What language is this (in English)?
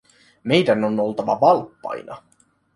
Finnish